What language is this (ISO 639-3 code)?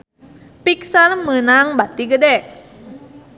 sun